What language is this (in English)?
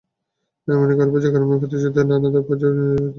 Bangla